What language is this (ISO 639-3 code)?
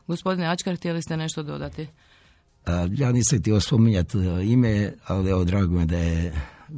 hrv